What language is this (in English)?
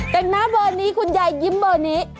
Thai